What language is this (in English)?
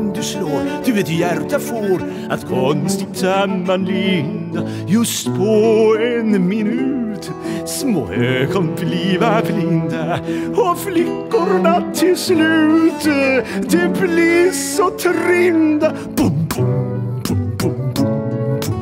Swedish